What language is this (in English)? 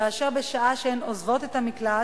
Hebrew